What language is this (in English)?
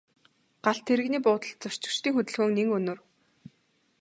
Mongolian